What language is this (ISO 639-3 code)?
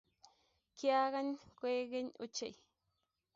kln